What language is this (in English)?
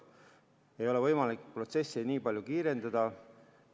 Estonian